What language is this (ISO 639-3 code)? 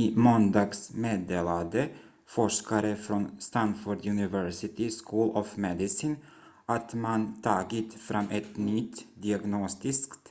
swe